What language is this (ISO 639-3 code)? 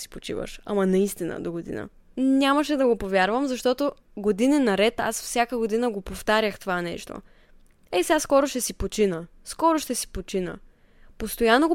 bul